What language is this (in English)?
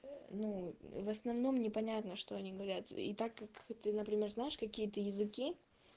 Russian